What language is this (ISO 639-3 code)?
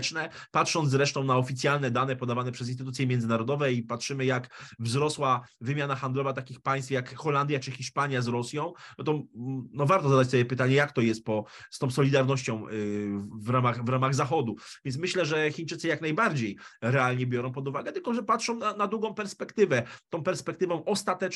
pol